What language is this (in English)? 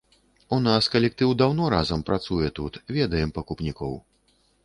Belarusian